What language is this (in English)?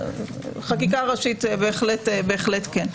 Hebrew